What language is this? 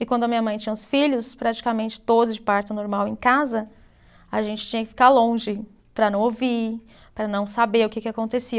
Portuguese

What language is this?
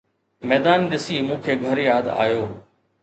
Sindhi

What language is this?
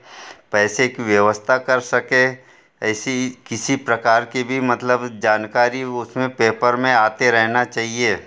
Hindi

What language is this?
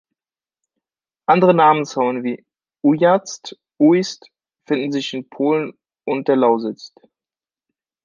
German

